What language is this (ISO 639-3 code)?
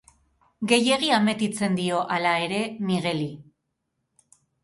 eus